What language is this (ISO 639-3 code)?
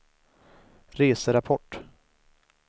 swe